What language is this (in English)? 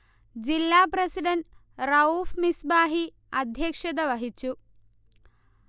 Malayalam